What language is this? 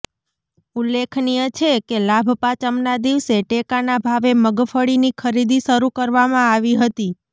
Gujarati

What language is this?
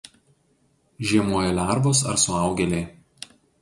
Lithuanian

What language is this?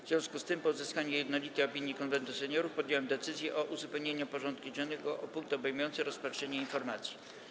Polish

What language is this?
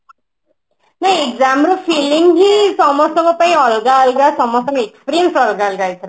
Odia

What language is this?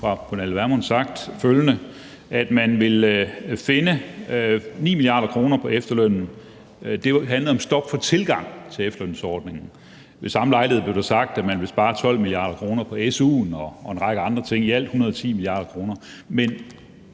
Danish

